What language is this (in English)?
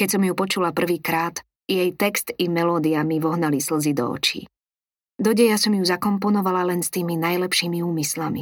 Slovak